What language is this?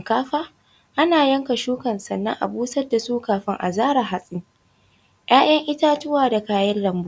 Hausa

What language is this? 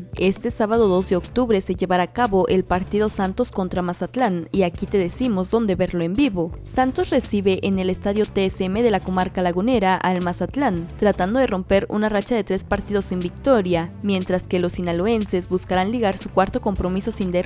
Spanish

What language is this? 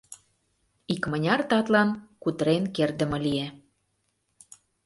Mari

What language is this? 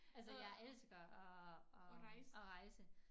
Danish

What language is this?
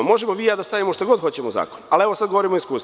Serbian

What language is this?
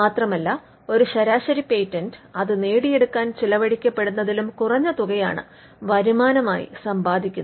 Malayalam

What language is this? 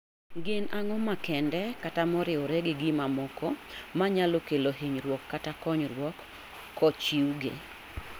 Luo (Kenya and Tanzania)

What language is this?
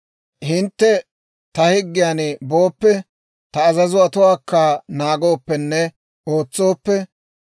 Dawro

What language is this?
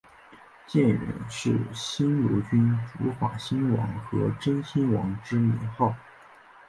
Chinese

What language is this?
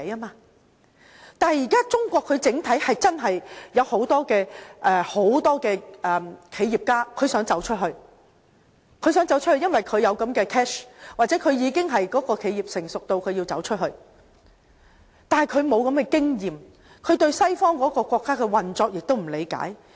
Cantonese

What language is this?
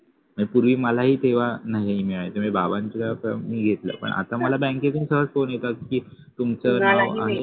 Marathi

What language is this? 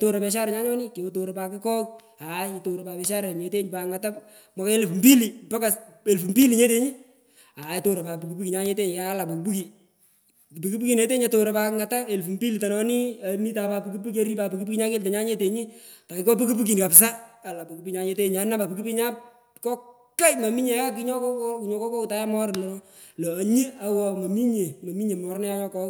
Pökoot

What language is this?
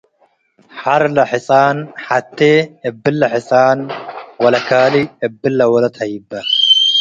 Tigre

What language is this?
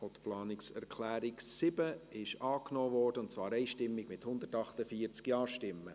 Swiss German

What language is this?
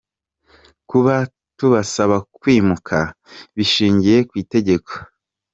Kinyarwanda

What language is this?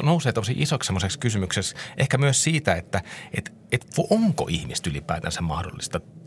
Finnish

